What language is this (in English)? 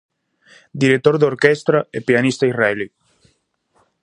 Galician